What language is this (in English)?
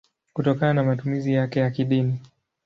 Swahili